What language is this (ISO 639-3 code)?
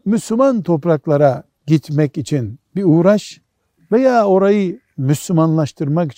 tur